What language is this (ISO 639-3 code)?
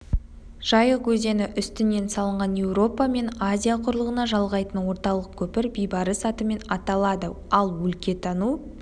kaz